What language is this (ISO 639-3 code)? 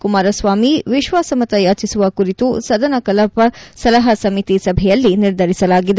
kan